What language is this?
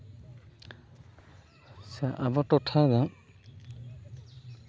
Santali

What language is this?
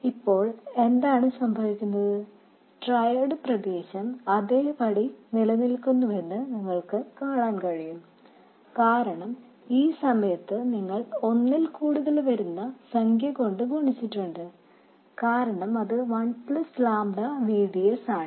Malayalam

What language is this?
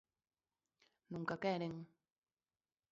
Galician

